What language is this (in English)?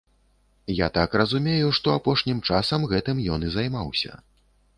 Belarusian